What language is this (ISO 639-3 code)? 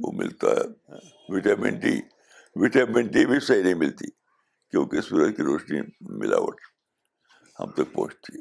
urd